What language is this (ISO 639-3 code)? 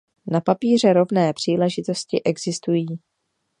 ces